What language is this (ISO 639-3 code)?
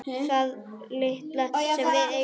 isl